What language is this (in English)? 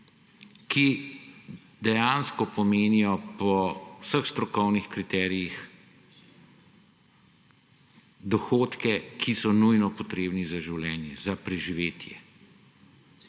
Slovenian